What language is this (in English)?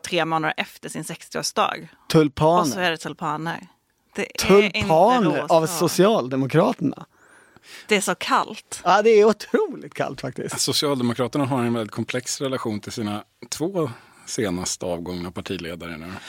Swedish